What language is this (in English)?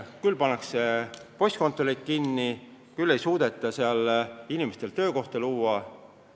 Estonian